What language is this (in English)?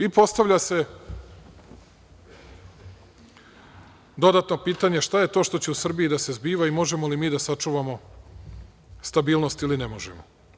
Serbian